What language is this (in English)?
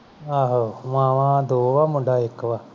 Punjabi